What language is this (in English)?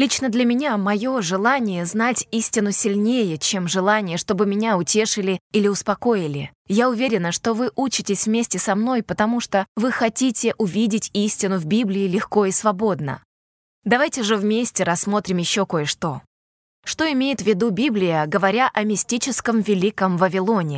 Russian